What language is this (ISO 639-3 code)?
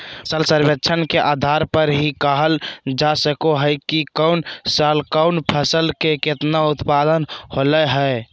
mag